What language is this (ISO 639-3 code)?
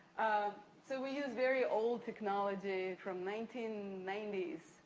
eng